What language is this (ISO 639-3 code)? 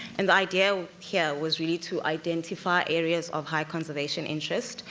eng